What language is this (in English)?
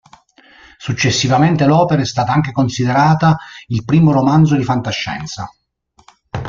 Italian